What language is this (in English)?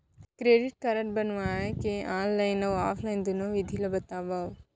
Chhattisgarhi